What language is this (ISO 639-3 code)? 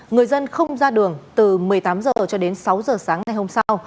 vie